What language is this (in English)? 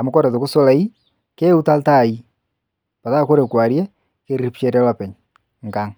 Masai